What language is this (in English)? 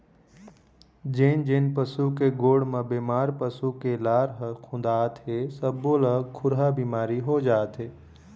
Chhattisgarhi